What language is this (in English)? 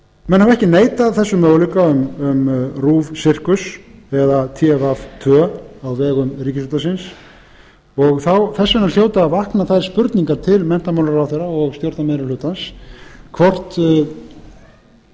Icelandic